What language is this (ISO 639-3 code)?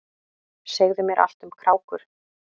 isl